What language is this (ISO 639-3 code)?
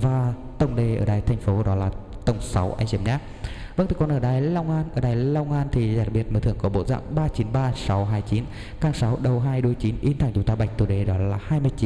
vie